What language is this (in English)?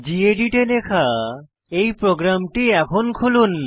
Bangla